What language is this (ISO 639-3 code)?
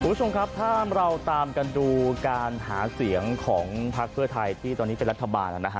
tha